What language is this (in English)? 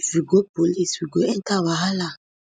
Nigerian Pidgin